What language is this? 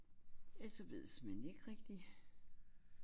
Danish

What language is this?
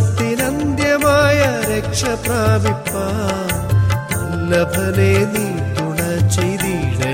Malayalam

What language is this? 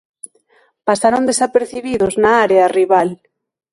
Galician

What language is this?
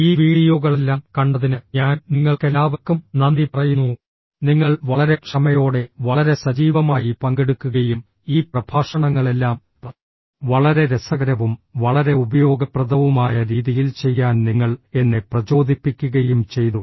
Malayalam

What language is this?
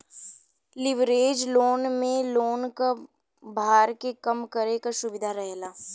Bhojpuri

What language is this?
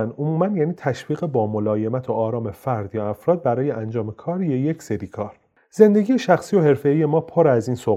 Persian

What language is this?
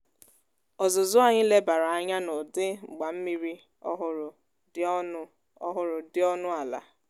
Igbo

